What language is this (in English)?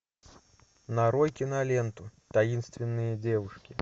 Russian